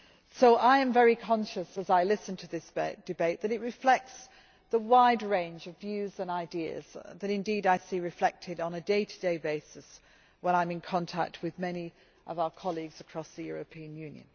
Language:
English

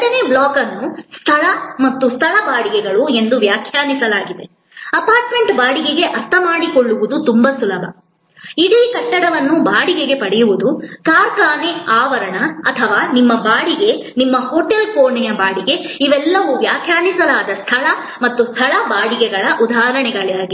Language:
Kannada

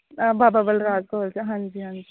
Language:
Punjabi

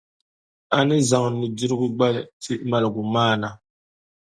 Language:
Dagbani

